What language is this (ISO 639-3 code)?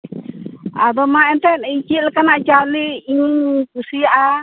sat